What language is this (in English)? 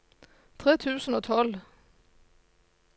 Norwegian